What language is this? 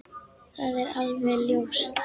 Icelandic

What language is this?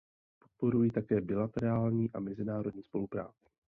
Czech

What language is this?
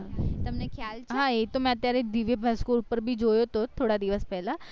Gujarati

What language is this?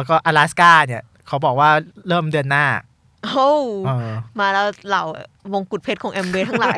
Thai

